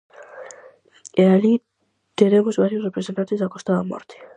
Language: Galician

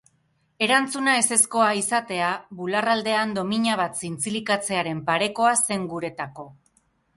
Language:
Basque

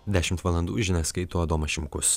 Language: Lithuanian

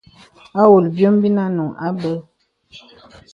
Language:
Bebele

